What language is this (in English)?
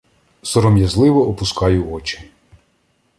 Ukrainian